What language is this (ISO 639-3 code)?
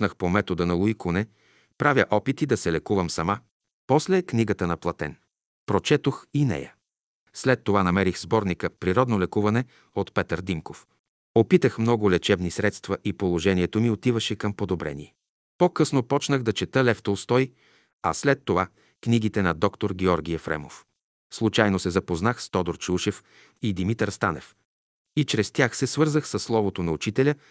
bul